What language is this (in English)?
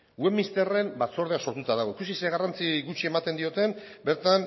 Basque